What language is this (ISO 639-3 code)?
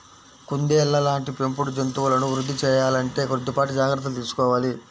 tel